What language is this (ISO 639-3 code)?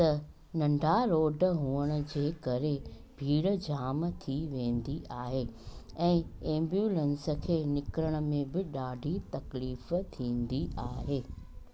snd